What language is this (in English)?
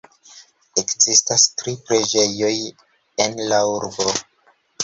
Esperanto